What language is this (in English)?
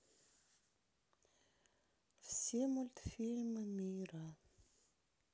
Russian